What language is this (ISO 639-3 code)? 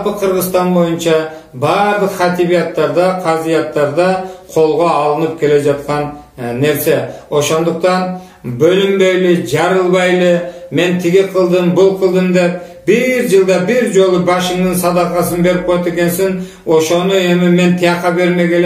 tur